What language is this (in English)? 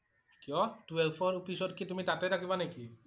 Assamese